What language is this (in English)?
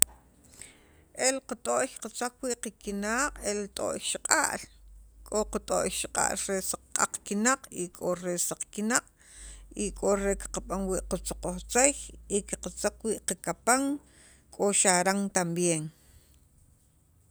Sacapulteco